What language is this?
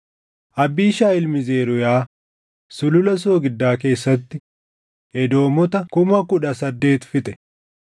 Oromo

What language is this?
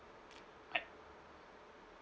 English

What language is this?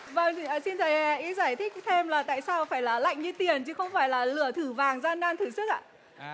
Vietnamese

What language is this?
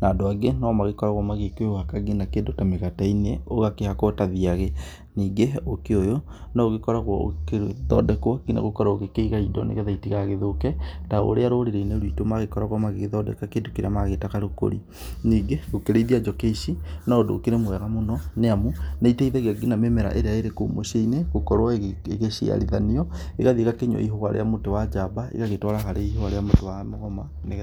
Kikuyu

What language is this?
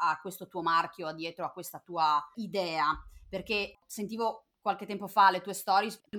Italian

